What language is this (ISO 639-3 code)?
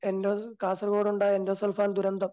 mal